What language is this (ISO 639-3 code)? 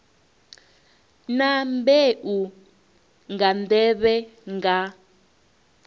ven